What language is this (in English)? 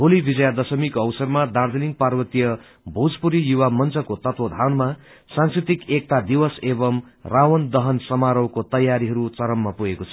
Nepali